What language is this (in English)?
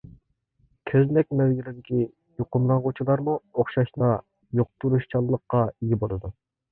Uyghur